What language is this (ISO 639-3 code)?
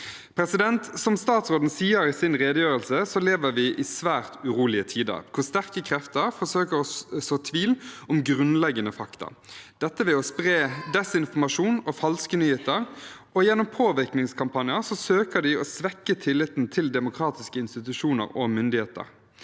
nor